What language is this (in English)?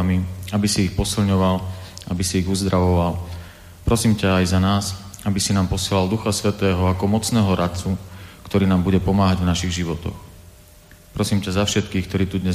Slovak